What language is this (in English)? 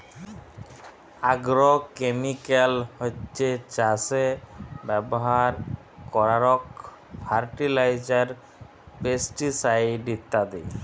Bangla